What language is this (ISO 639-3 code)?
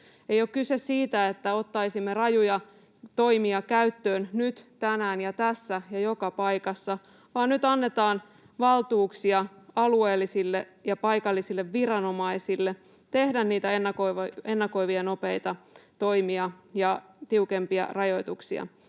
fin